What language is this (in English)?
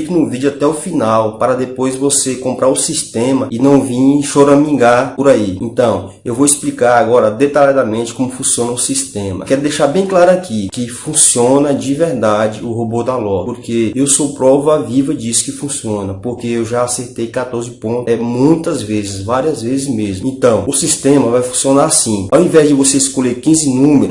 Portuguese